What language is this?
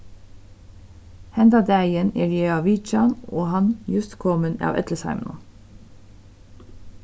Faroese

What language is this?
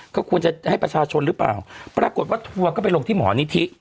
Thai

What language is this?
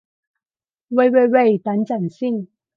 Cantonese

